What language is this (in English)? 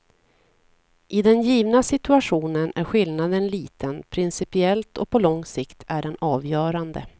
Swedish